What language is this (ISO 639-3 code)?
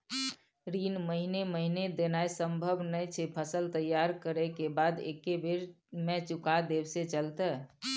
mai